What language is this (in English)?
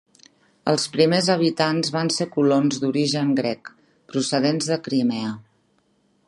Catalan